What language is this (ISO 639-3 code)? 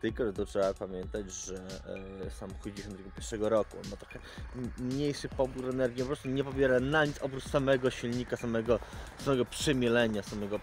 pol